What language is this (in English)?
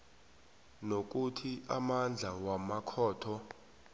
South Ndebele